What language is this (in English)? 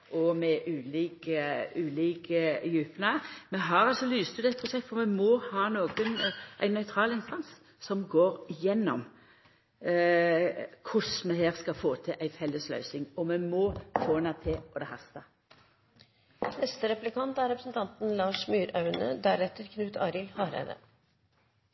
Norwegian